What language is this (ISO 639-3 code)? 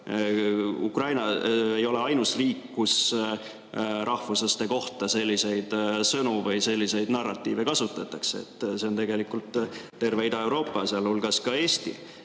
est